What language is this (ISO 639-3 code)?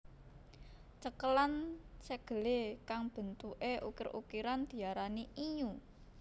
jav